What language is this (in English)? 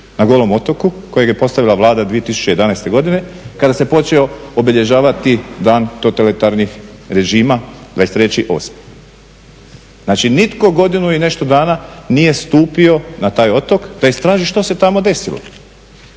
Croatian